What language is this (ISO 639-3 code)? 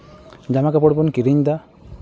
sat